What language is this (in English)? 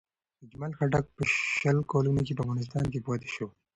Pashto